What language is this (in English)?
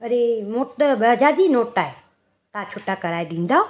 Sindhi